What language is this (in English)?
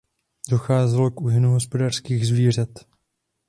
Czech